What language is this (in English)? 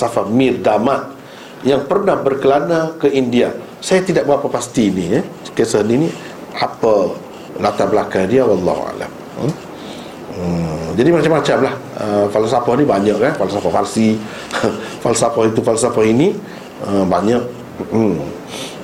Malay